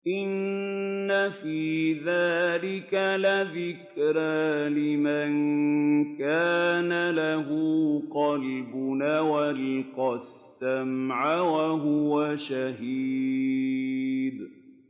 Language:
Arabic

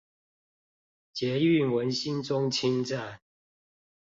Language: Chinese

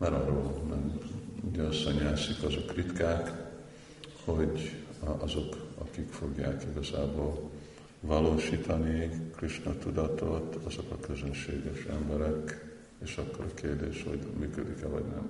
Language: Hungarian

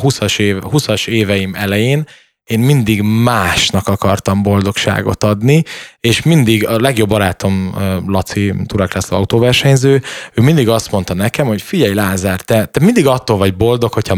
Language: Hungarian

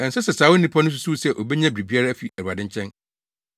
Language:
Akan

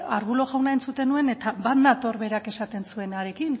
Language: Basque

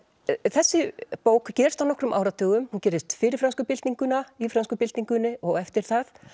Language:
Icelandic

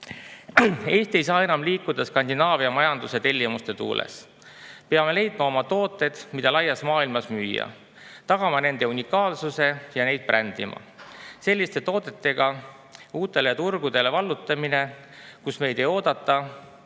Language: Estonian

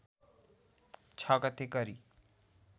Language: Nepali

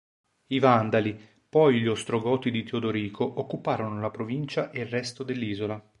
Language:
Italian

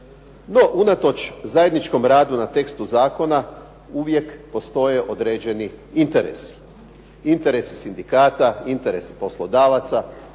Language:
Croatian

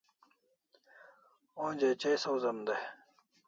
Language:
Kalasha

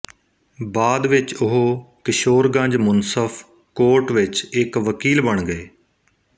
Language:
Punjabi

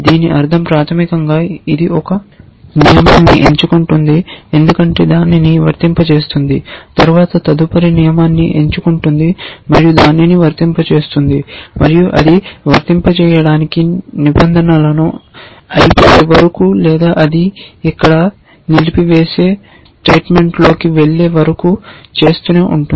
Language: Telugu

